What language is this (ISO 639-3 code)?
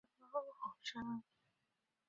zho